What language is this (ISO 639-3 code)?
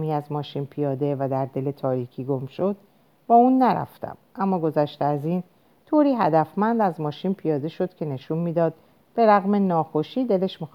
fas